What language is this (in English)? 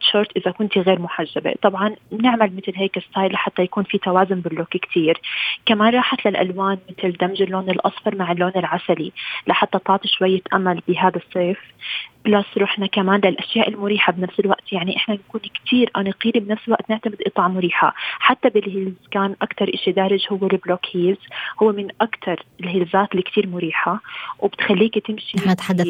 Arabic